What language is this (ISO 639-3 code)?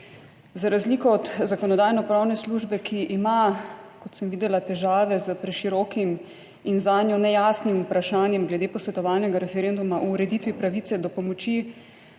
slv